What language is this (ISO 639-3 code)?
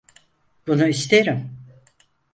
tur